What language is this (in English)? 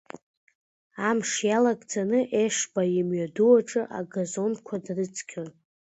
Abkhazian